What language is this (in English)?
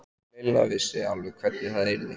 Icelandic